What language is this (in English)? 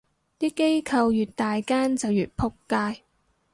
Cantonese